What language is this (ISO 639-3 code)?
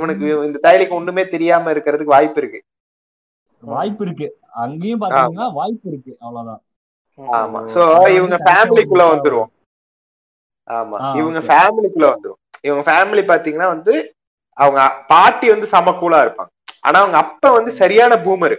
tam